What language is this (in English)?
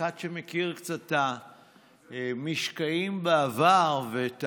Hebrew